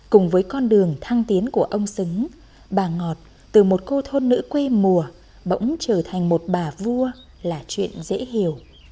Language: Vietnamese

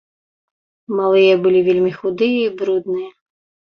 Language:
Belarusian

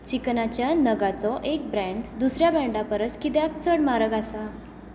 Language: Konkani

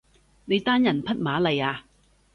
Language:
Cantonese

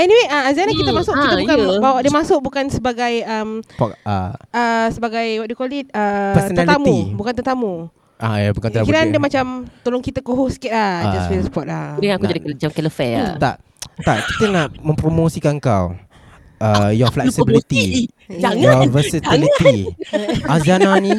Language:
Malay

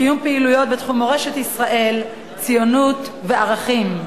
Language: Hebrew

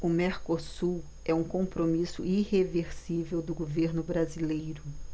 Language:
Portuguese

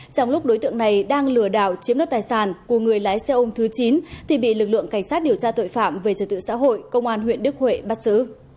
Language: Vietnamese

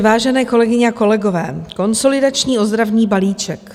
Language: Czech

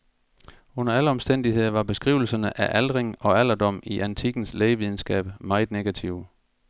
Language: Danish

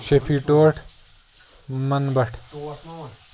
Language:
Kashmiri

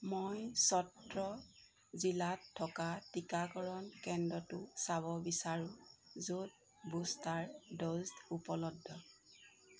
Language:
Assamese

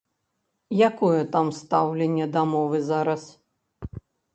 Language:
Belarusian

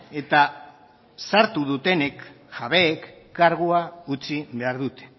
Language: Basque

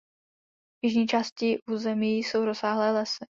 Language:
Czech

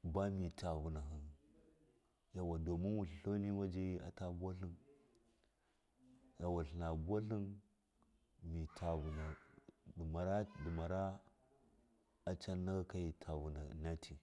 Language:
Miya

